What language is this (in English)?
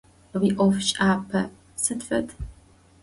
Adyghe